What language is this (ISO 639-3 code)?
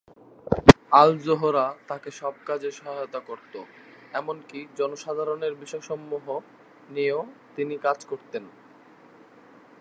ben